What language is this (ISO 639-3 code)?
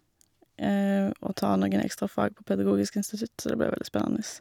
nor